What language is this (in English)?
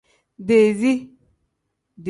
Tem